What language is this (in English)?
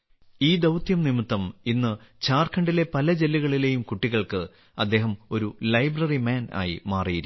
Malayalam